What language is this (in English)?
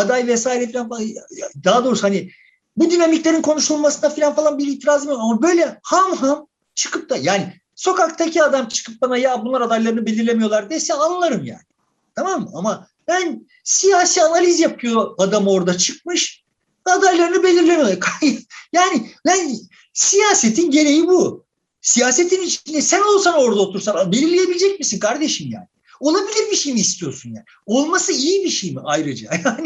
Turkish